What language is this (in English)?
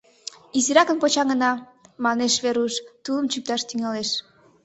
Mari